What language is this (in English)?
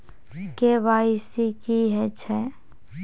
Maithili